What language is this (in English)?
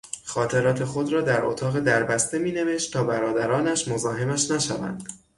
Persian